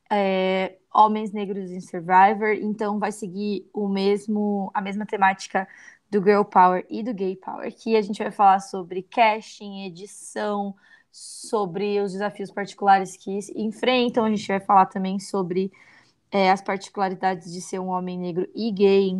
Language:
Portuguese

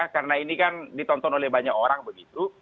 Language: Indonesian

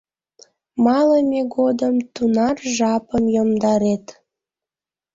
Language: Mari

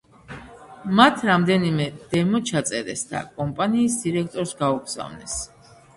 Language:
Georgian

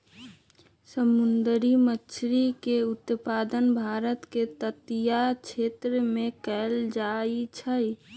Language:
Magahi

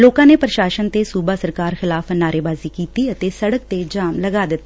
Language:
Punjabi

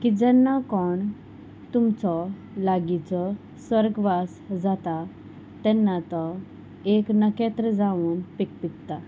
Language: Konkani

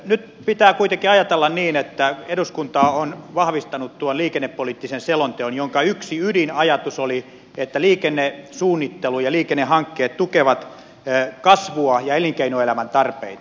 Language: Finnish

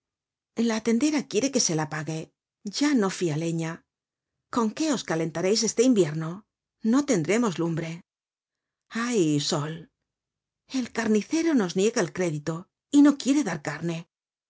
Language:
Spanish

